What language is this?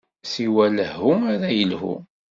Kabyle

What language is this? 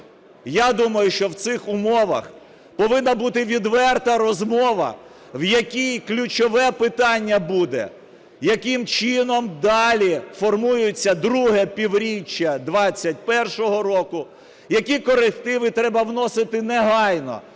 Ukrainian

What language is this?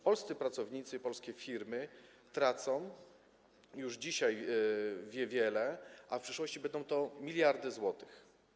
Polish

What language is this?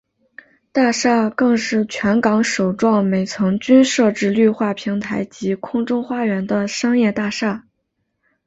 Chinese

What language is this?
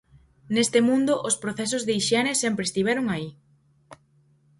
Galician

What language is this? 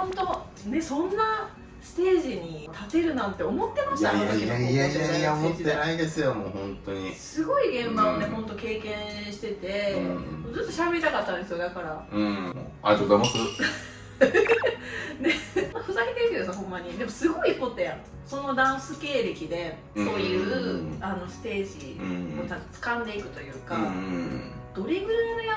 Japanese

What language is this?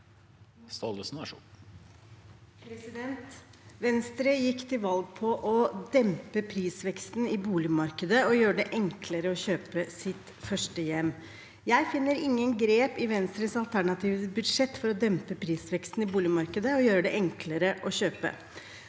Norwegian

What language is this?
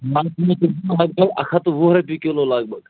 Kashmiri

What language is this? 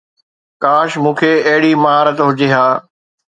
Sindhi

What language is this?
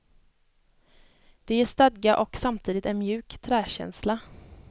Swedish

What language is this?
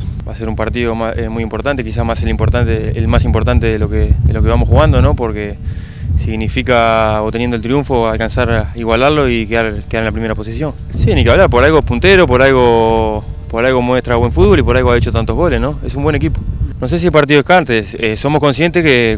Spanish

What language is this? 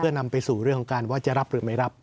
Thai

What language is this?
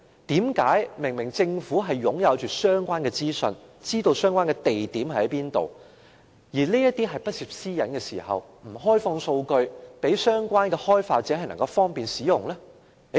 Cantonese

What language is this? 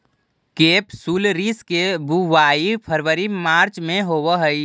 Magahi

